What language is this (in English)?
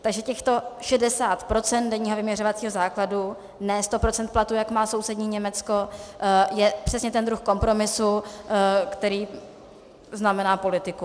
Czech